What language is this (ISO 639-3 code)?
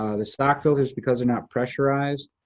eng